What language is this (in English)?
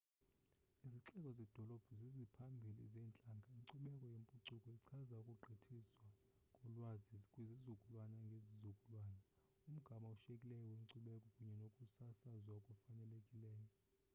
Xhosa